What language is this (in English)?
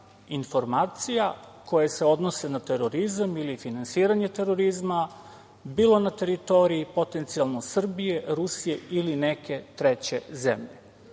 Serbian